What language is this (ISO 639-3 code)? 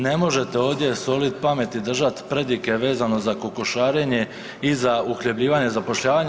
hrv